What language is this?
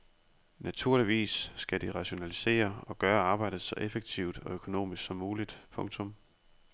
Danish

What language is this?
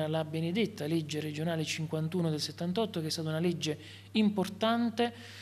Italian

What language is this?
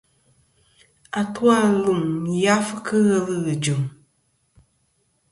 Kom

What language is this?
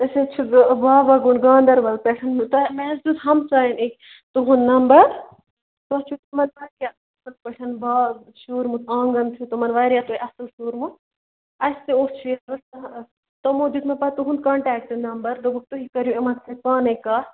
Kashmiri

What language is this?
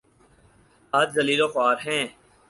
Urdu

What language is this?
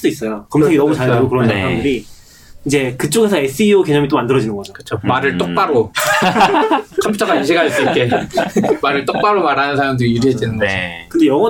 Korean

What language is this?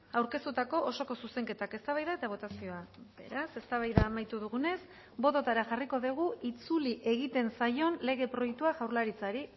Basque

